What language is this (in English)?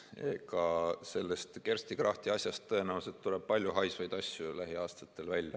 Estonian